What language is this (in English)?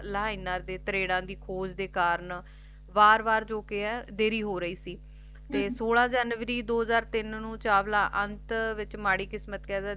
Punjabi